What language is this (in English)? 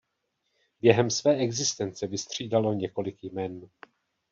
Czech